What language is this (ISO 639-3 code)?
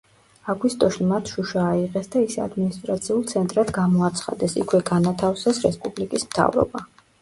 kat